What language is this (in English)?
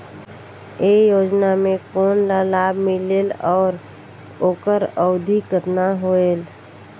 Chhattisgarhi